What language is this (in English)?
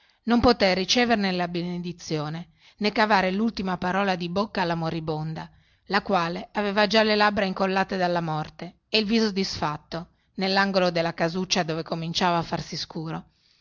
Italian